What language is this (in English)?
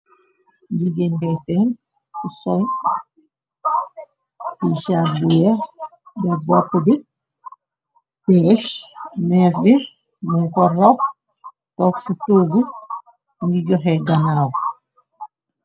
Wolof